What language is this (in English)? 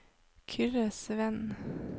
Norwegian